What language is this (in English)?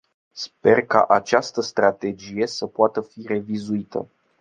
Romanian